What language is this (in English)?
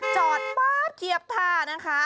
Thai